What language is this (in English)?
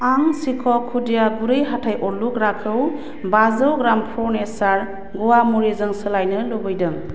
Bodo